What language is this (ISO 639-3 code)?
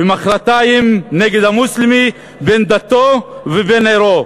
heb